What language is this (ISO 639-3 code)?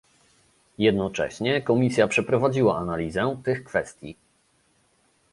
pol